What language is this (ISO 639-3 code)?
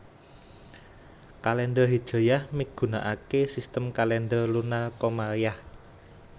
jav